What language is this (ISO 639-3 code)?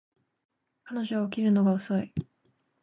jpn